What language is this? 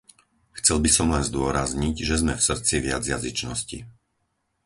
Slovak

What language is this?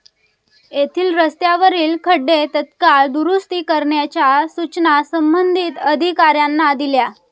Marathi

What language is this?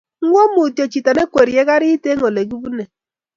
Kalenjin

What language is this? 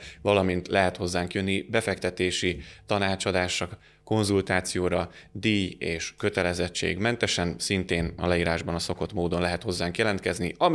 Hungarian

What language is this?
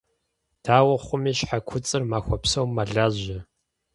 Kabardian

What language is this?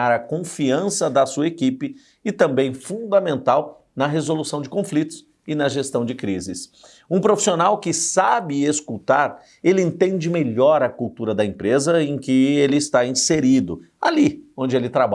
Portuguese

